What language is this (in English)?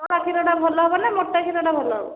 Odia